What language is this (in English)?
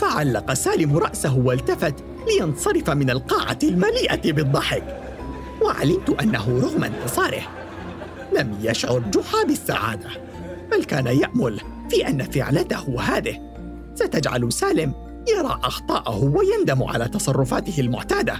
Arabic